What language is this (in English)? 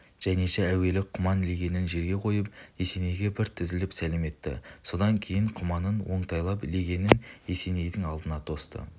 Kazakh